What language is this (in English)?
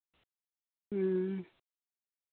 Santali